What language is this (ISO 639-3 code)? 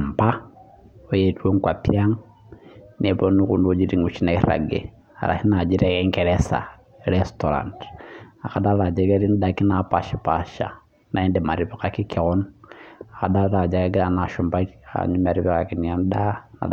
mas